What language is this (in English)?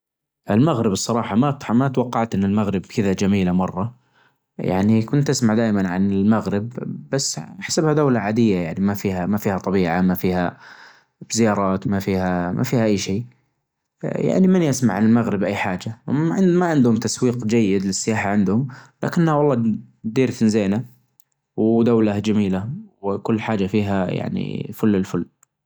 Najdi Arabic